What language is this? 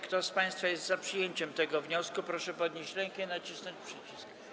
Polish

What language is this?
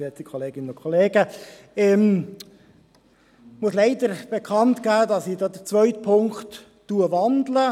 Swiss German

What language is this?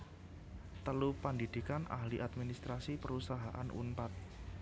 Javanese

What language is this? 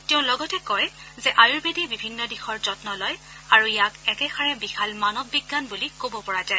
Assamese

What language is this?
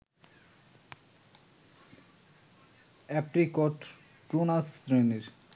Bangla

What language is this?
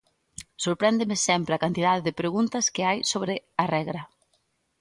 Galician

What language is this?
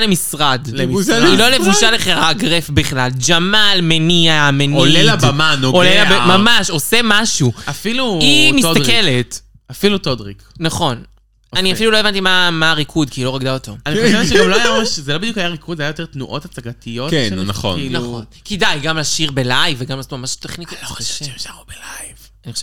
Hebrew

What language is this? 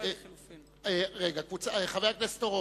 Hebrew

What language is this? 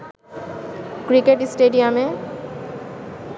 Bangla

